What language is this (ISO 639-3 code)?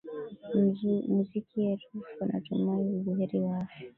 swa